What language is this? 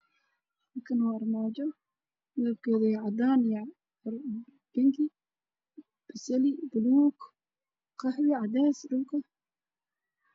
Somali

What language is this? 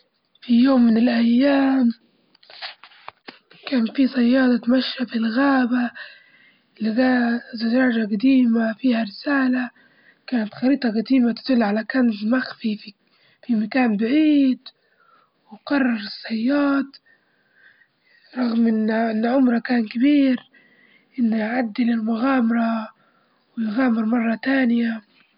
Libyan Arabic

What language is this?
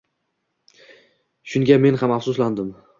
Uzbek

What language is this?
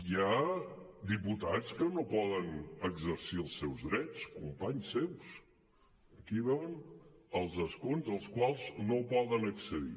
Catalan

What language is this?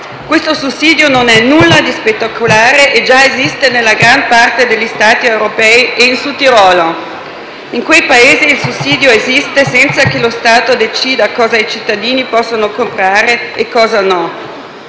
Italian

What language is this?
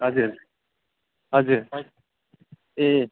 Nepali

